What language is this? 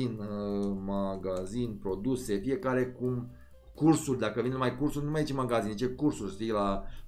Romanian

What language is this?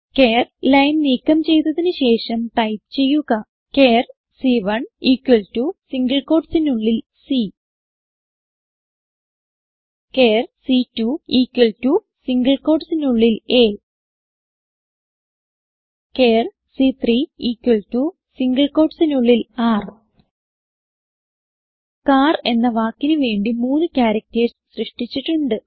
Malayalam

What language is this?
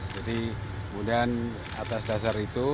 Indonesian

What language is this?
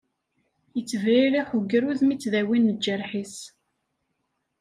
Kabyle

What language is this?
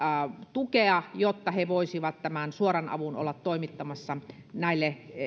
Finnish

